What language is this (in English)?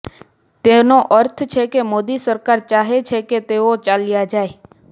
Gujarati